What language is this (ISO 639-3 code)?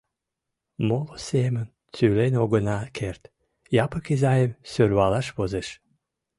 chm